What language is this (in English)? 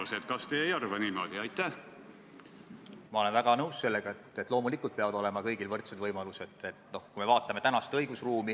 Estonian